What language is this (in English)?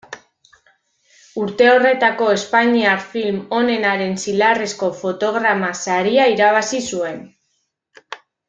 Basque